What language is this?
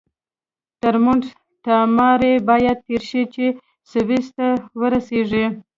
Pashto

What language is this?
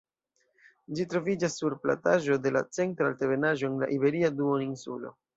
Esperanto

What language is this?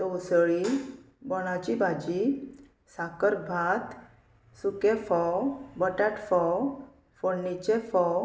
Konkani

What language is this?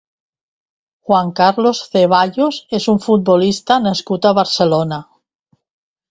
Catalan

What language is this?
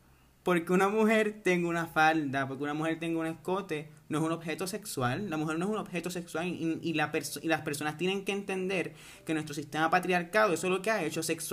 Spanish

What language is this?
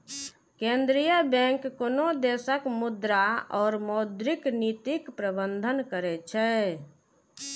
Maithili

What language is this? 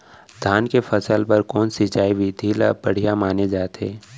Chhattisgarhi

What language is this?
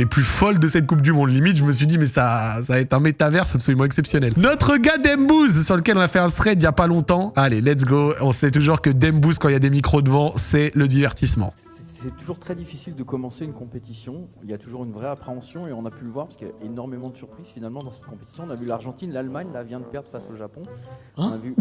French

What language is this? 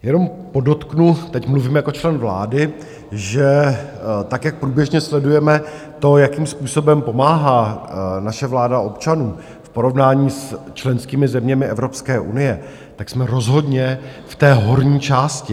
Czech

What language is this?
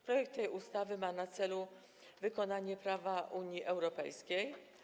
Polish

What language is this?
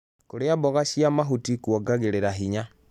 Kikuyu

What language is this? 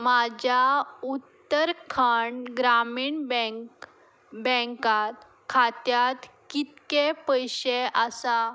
Konkani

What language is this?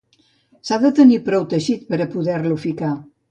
Catalan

